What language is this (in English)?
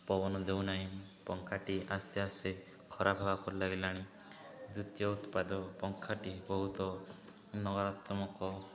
Odia